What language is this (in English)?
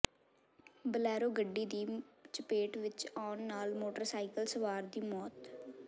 Punjabi